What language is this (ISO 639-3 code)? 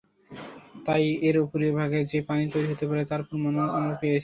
ben